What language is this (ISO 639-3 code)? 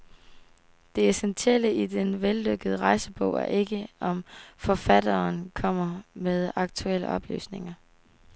dan